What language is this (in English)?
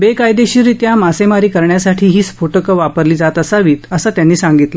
Marathi